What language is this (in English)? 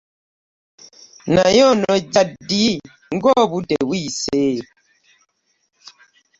Ganda